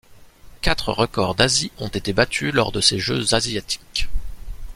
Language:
French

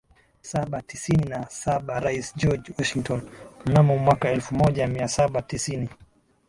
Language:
Swahili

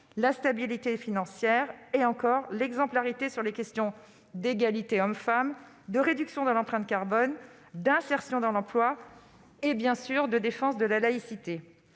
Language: French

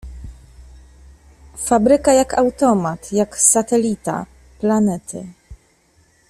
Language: Polish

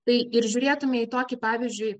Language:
Lithuanian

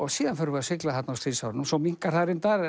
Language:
Icelandic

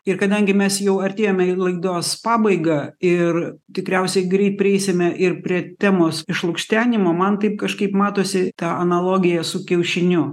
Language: Lithuanian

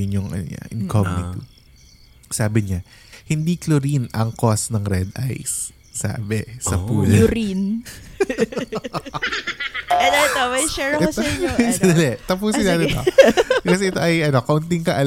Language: Filipino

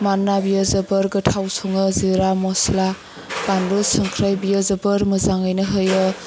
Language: Bodo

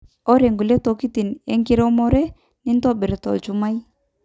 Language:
Masai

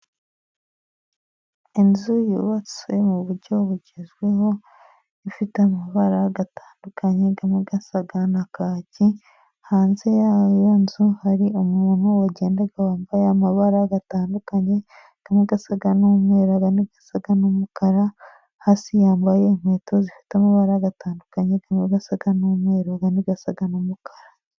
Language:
Kinyarwanda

